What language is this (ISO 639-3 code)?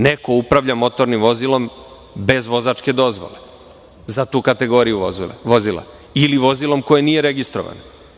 srp